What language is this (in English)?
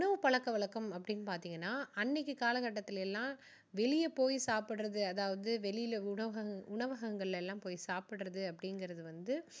Tamil